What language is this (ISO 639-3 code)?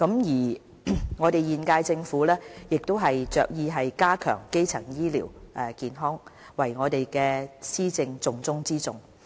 yue